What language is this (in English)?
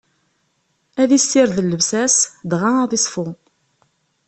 Kabyle